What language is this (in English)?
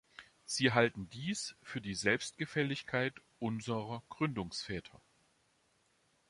German